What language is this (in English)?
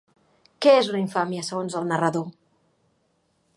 Catalan